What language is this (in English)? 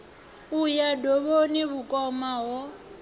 Venda